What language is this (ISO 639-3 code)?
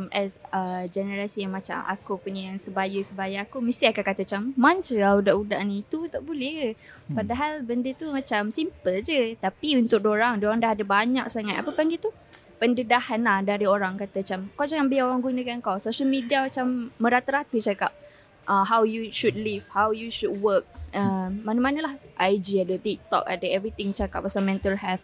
msa